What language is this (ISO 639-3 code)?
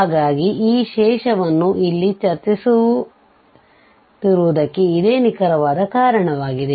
kan